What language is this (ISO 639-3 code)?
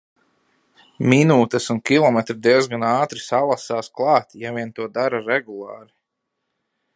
lav